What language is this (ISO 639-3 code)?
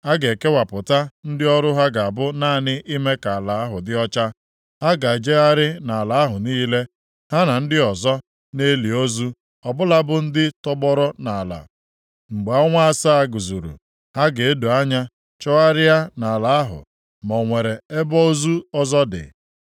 ibo